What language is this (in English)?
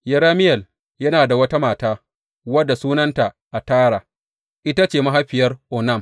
Hausa